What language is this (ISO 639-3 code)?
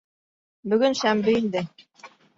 bak